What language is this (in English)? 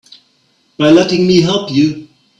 English